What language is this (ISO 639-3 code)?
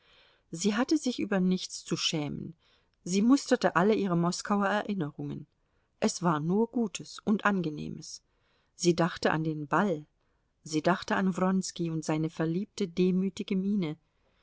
deu